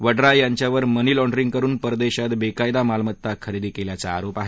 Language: Marathi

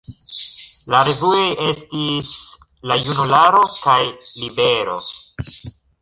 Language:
Esperanto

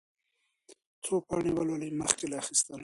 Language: Pashto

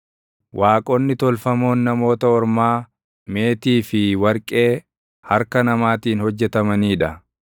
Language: Oromo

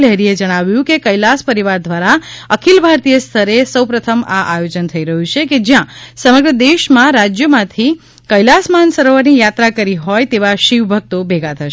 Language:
Gujarati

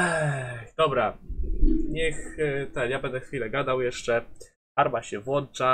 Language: Polish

